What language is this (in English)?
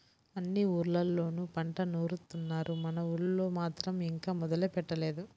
Telugu